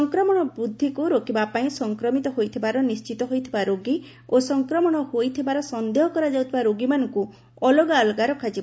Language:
Odia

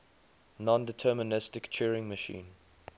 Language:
English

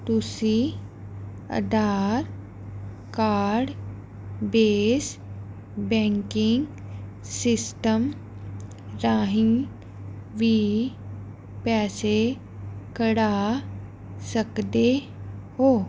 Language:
Punjabi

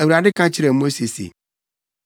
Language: Akan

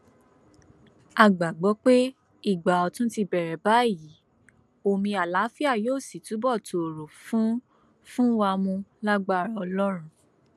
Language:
Yoruba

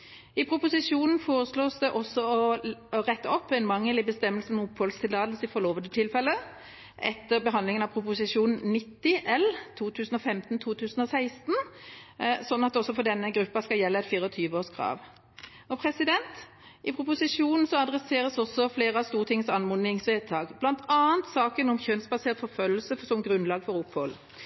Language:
Norwegian Bokmål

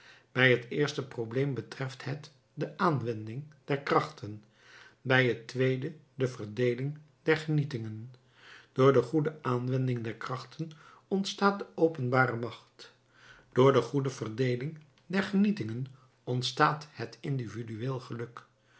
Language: Dutch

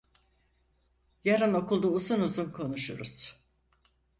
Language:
Turkish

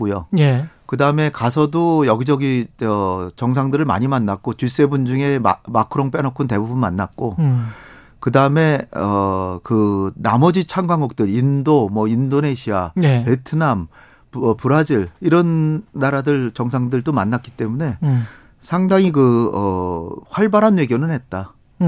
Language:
Korean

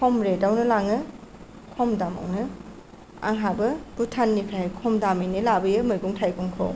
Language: Bodo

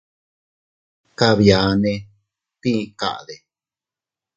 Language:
Teutila Cuicatec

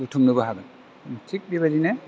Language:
Bodo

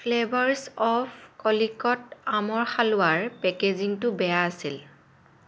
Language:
Assamese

